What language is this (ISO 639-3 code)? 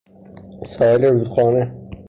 fas